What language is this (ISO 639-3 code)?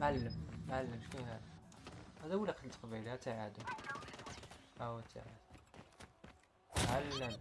ara